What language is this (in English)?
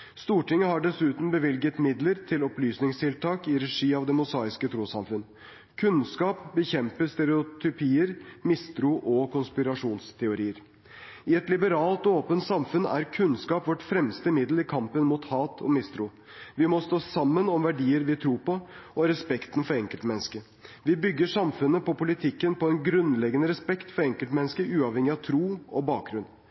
Norwegian Bokmål